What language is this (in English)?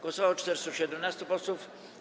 Polish